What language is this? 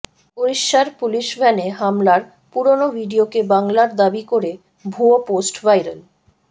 Bangla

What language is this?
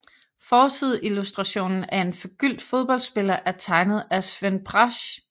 Danish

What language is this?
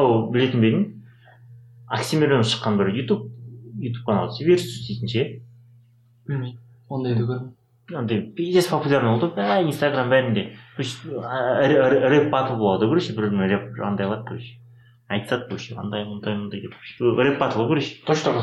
Russian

